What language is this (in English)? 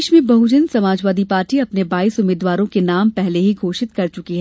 Hindi